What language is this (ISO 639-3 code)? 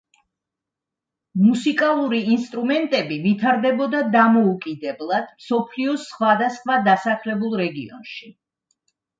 kat